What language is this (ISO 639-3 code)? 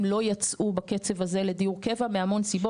heb